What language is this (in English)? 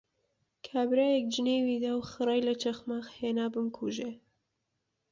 Central Kurdish